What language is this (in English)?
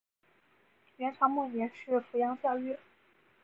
Chinese